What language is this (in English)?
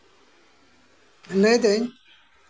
Santali